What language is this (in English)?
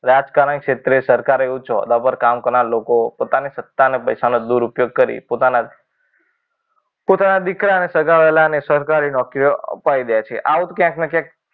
Gujarati